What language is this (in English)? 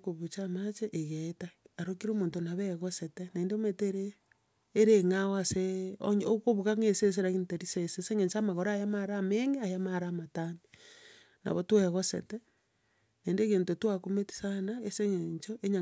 Gusii